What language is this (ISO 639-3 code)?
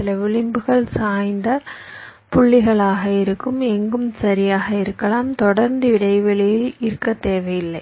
tam